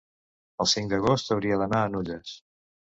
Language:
Catalan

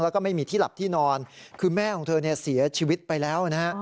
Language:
Thai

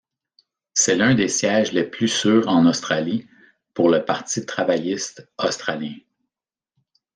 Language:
French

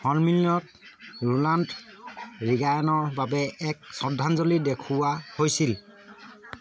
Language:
Assamese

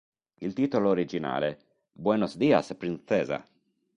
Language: Italian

